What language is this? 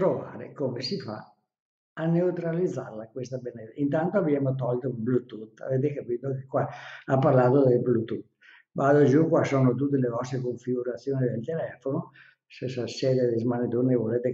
Italian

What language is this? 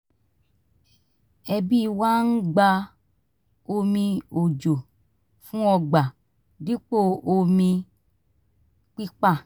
Yoruba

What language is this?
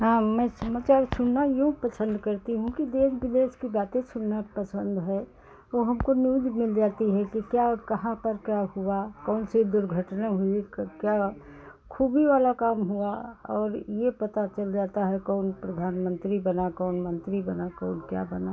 Hindi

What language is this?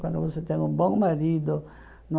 Portuguese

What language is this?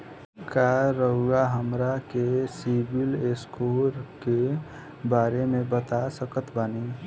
Bhojpuri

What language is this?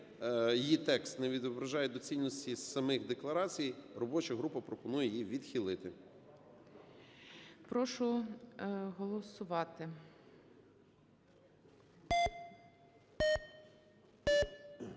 Ukrainian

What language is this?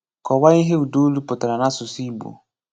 Igbo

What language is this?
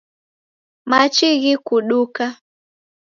Taita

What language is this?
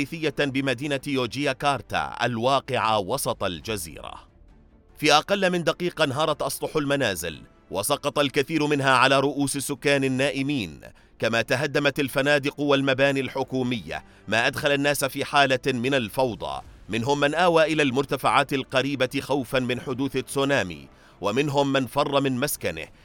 Arabic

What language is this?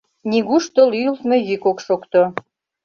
Mari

